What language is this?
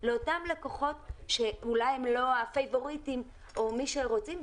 Hebrew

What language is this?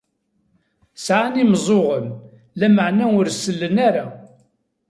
Kabyle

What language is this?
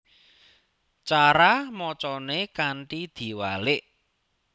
Javanese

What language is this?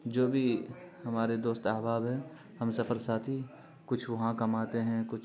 Urdu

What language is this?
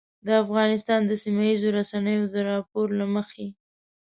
Pashto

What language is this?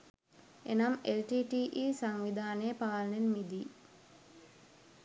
Sinhala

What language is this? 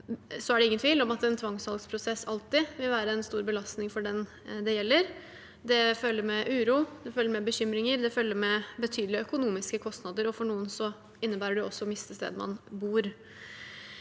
Norwegian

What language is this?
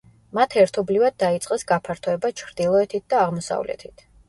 Georgian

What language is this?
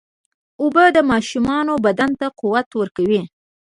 Pashto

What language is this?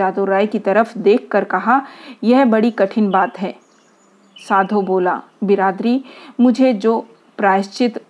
Hindi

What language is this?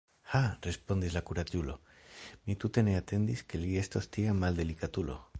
Esperanto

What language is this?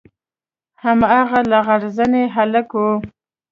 Pashto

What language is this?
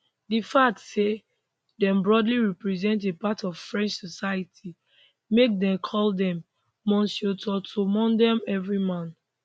Nigerian Pidgin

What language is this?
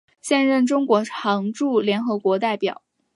Chinese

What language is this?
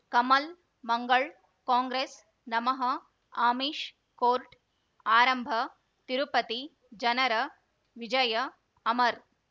Kannada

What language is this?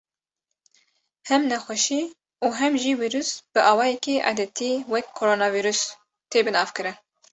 Kurdish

